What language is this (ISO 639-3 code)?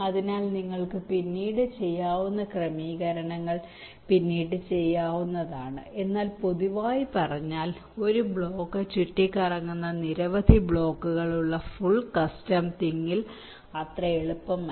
mal